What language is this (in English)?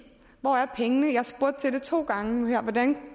Danish